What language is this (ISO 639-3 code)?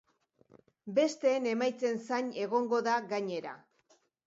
eus